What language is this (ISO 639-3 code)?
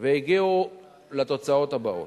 heb